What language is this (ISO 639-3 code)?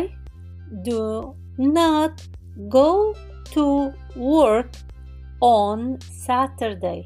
ara